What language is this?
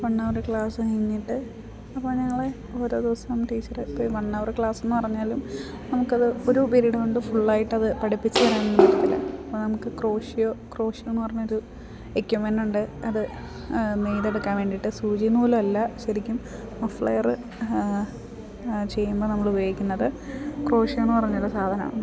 Malayalam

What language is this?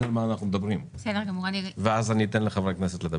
Hebrew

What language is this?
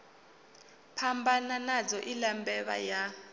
Venda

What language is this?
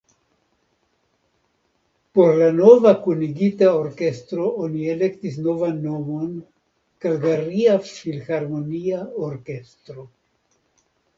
Esperanto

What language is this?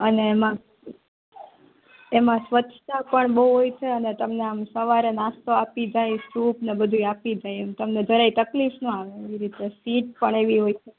Gujarati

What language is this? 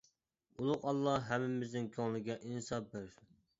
Uyghur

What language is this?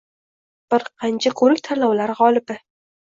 Uzbek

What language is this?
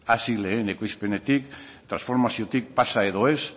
Basque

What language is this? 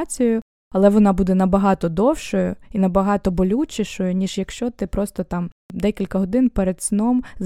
Ukrainian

